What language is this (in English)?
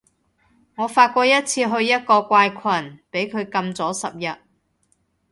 Cantonese